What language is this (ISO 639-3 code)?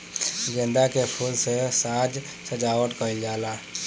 bho